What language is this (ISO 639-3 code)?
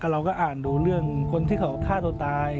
tha